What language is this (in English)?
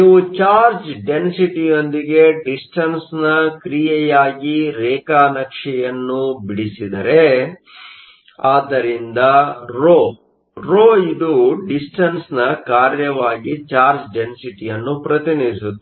Kannada